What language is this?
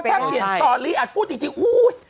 Thai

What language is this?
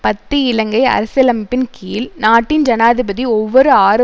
Tamil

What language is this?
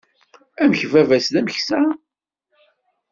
Kabyle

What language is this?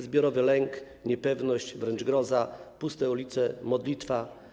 Polish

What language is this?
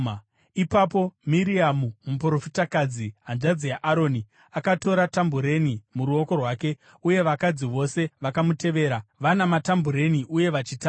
Shona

